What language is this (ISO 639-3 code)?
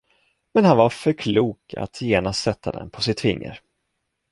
swe